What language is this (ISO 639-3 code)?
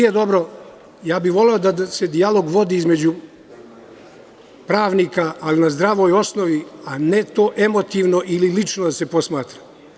srp